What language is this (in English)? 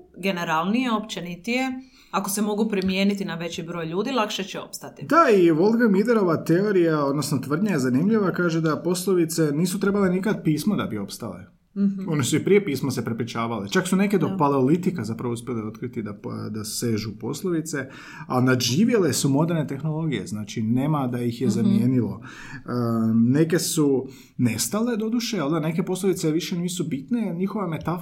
Croatian